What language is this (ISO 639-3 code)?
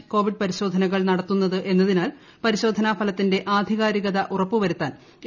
mal